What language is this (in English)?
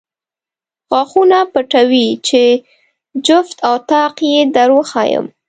Pashto